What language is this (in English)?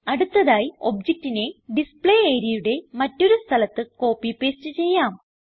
Malayalam